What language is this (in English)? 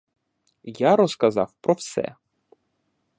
Ukrainian